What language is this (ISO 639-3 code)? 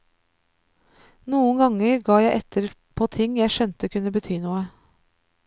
nor